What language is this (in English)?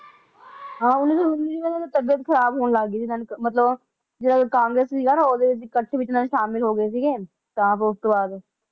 Punjabi